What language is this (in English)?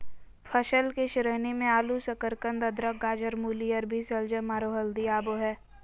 Magahi